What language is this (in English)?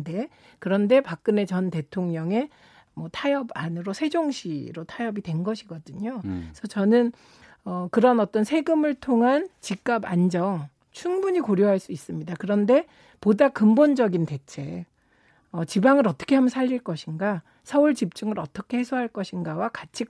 Korean